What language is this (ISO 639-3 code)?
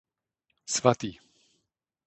ces